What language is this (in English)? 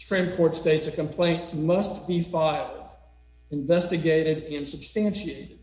English